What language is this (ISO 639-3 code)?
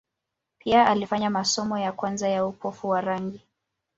swa